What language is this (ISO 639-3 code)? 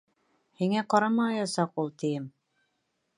bak